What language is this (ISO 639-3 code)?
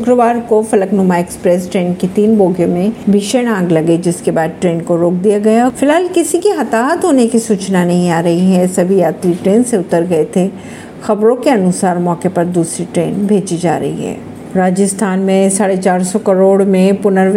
hin